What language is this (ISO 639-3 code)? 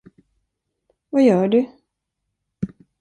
swe